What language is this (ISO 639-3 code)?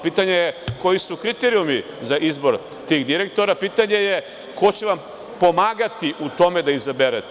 srp